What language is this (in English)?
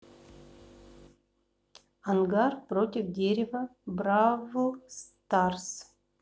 Russian